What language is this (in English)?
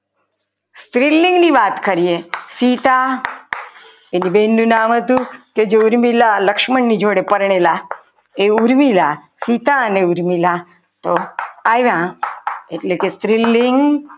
Gujarati